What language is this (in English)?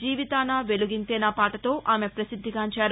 Telugu